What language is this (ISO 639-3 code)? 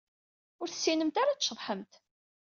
kab